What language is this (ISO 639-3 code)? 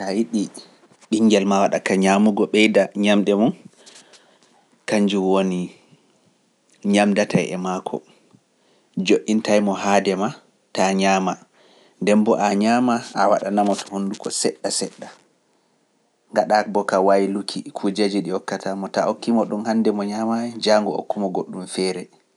fuf